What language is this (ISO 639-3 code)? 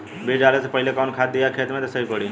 bho